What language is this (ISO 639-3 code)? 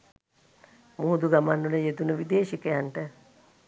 sin